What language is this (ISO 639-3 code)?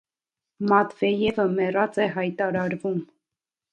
hye